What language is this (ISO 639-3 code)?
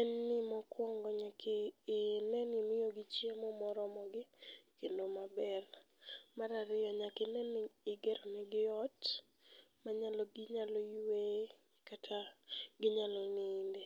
luo